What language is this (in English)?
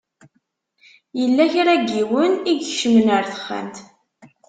Kabyle